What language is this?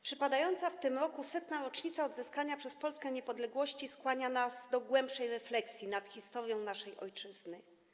Polish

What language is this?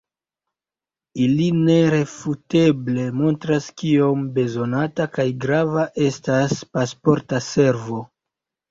Esperanto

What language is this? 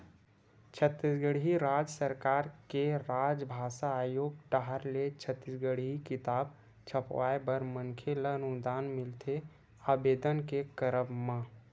Chhattisgarhi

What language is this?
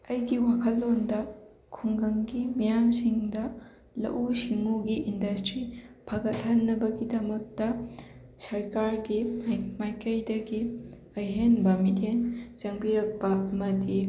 Manipuri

